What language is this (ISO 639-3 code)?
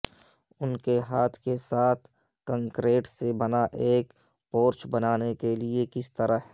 urd